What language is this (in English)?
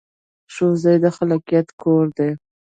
Pashto